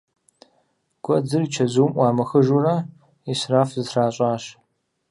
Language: Kabardian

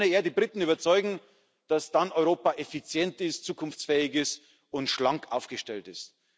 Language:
German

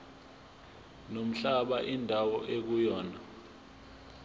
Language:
Zulu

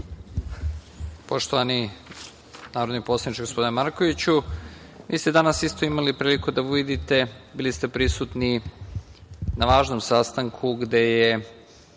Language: Serbian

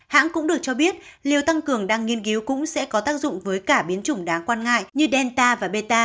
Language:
Vietnamese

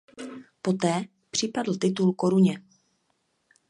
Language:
Czech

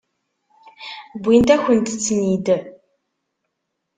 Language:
Kabyle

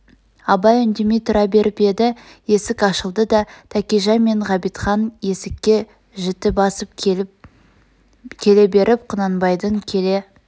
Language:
Kazakh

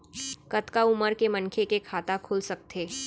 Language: Chhattisgarhi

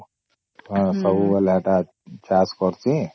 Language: Odia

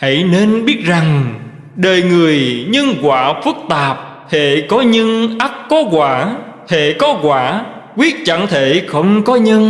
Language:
Vietnamese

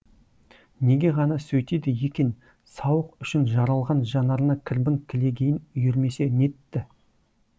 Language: Kazakh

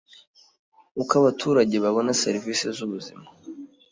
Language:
Kinyarwanda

